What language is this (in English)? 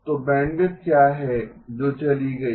Hindi